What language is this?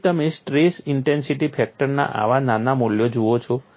Gujarati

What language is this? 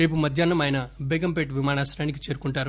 Telugu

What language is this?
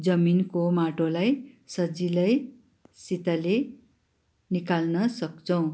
Nepali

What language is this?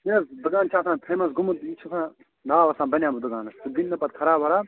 Kashmiri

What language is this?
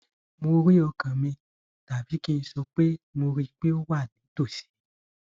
Yoruba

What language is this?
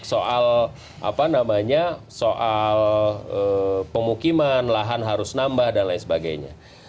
Indonesian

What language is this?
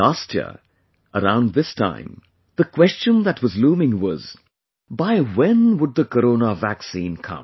English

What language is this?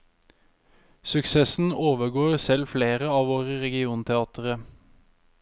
Norwegian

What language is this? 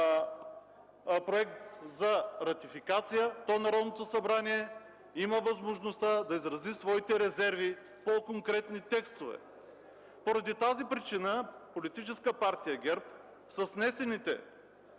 Bulgarian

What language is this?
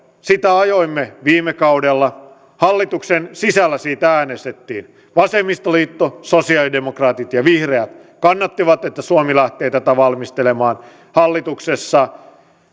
Finnish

